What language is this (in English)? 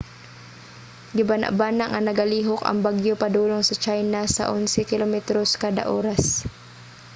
Cebuano